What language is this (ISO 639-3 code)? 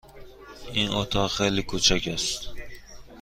fas